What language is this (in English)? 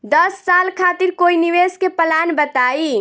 Bhojpuri